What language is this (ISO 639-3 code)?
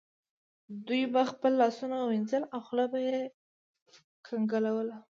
pus